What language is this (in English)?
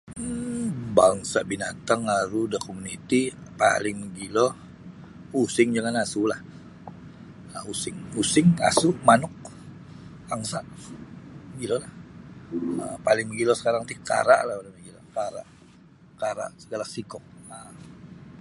Sabah Bisaya